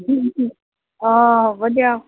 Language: Assamese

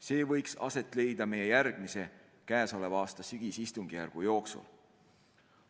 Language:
Estonian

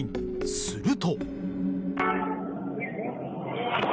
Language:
Japanese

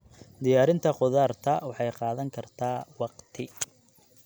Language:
Somali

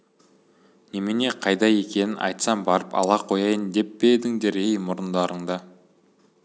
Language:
Kazakh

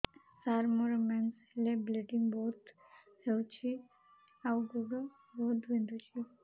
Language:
Odia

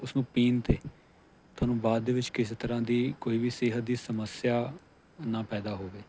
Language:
Punjabi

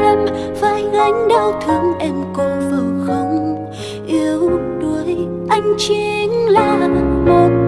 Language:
Vietnamese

